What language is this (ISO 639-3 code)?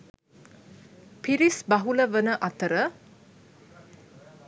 sin